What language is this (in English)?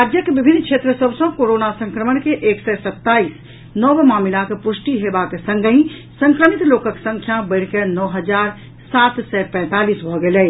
Maithili